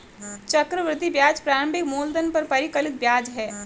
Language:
Hindi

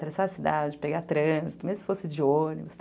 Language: Portuguese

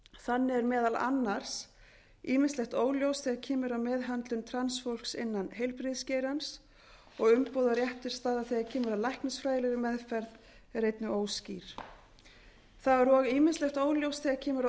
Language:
Icelandic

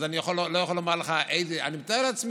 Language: Hebrew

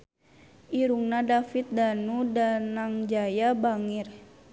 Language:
Sundanese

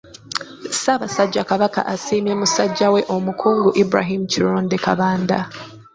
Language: Ganda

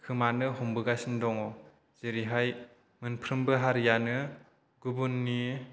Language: Bodo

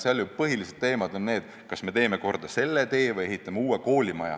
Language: Estonian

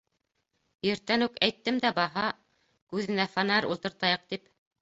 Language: Bashkir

